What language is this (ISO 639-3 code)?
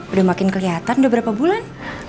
ind